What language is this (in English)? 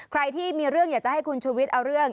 Thai